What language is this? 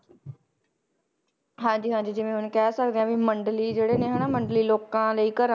Punjabi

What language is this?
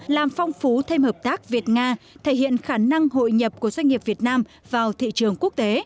Vietnamese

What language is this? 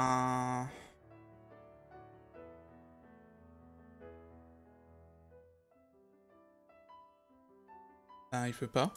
French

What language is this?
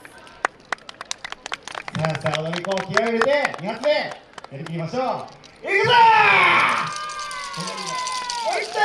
Japanese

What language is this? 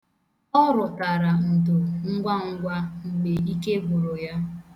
Igbo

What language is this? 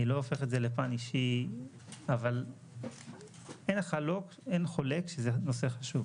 Hebrew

